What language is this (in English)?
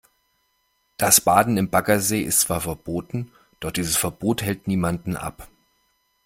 German